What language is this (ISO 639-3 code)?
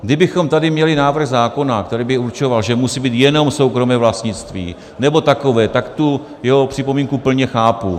ces